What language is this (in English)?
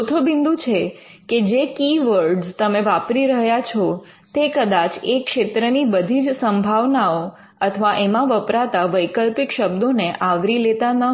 Gujarati